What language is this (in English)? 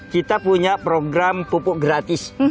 Indonesian